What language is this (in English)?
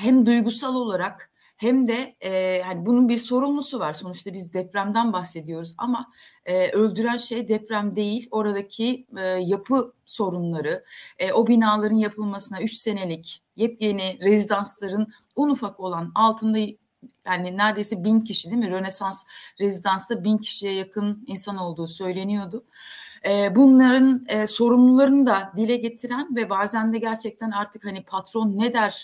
Turkish